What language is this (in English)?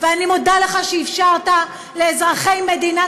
Hebrew